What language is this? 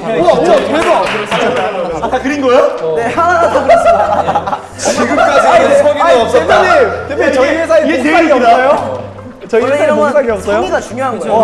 Korean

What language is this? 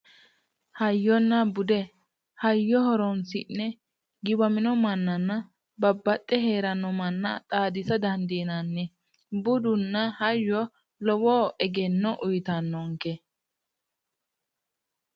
Sidamo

